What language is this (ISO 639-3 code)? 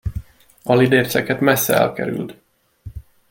hun